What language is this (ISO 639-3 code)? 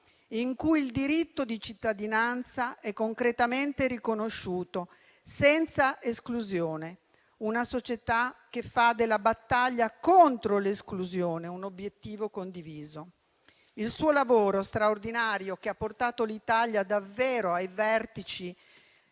ita